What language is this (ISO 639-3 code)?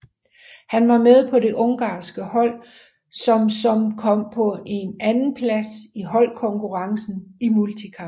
dan